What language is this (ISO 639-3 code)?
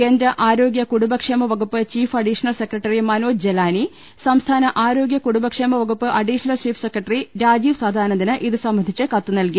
mal